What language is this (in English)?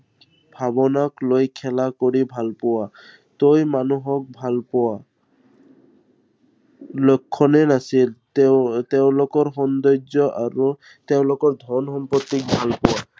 Assamese